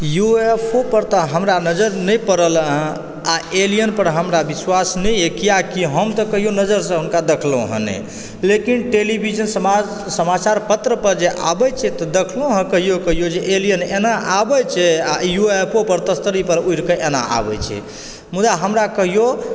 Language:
Maithili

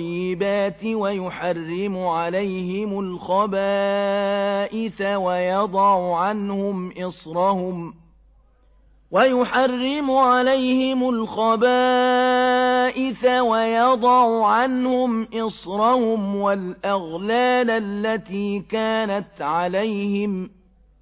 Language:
Arabic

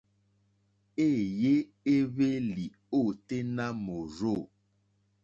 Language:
Mokpwe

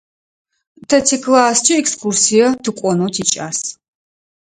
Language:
Adyghe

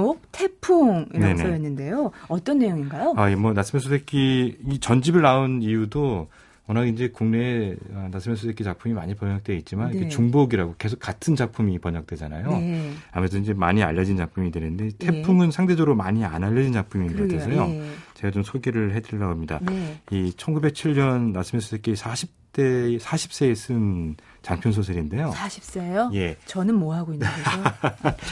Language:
Korean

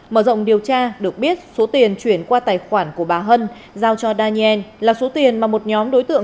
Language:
Vietnamese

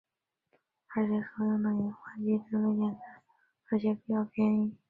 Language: Chinese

